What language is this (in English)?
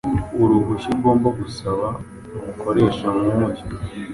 Kinyarwanda